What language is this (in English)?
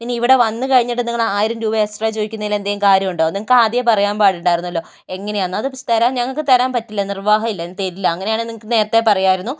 Malayalam